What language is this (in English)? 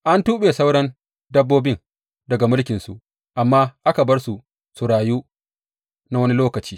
Hausa